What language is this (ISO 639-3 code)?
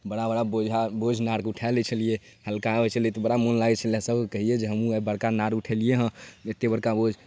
mai